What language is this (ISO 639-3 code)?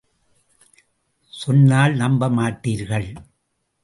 tam